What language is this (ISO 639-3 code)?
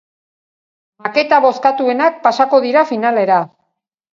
eus